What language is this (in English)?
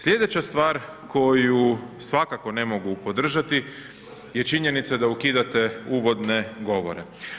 Croatian